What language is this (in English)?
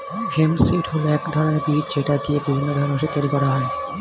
Bangla